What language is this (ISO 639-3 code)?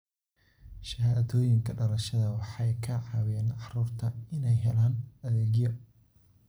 som